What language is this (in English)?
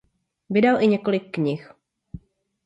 Czech